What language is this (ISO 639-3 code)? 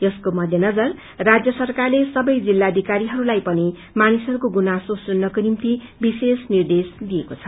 nep